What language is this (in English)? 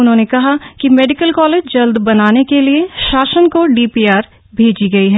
Hindi